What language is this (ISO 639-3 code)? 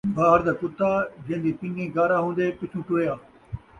skr